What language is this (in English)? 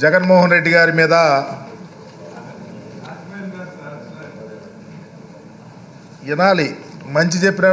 English